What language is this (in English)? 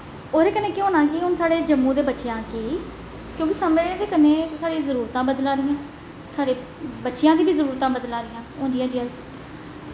Dogri